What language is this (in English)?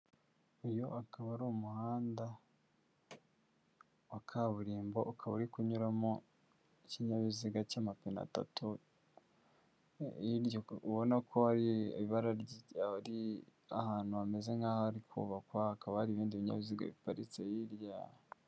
Kinyarwanda